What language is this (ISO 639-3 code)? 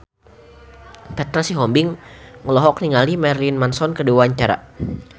sun